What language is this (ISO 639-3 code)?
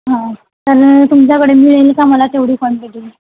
mar